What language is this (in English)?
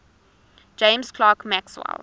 English